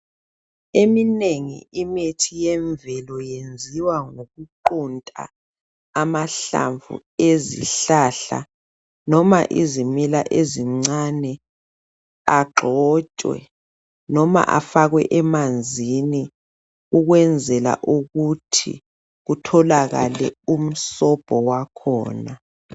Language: North Ndebele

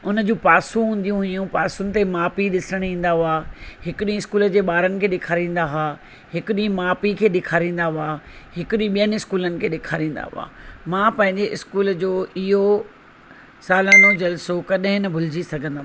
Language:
Sindhi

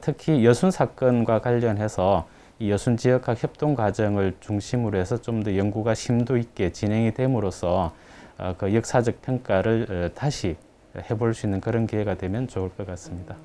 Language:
Korean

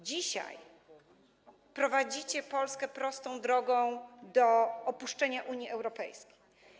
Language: Polish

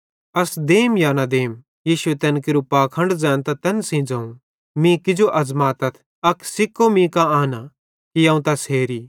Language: Bhadrawahi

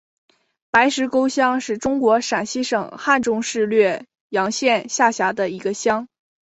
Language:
Chinese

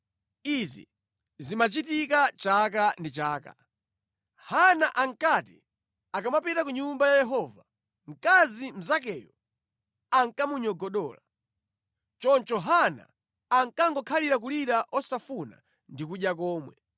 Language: Nyanja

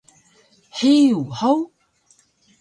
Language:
Taroko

